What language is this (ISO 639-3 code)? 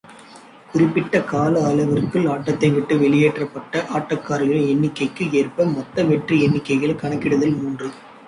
tam